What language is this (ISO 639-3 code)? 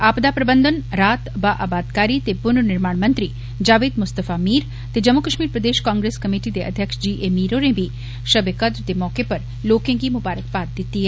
doi